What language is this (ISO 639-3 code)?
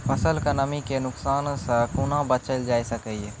mai